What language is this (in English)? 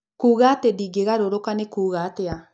Kikuyu